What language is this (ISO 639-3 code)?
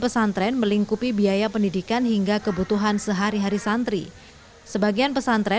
ind